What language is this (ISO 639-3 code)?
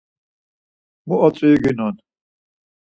lzz